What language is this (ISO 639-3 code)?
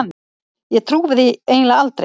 isl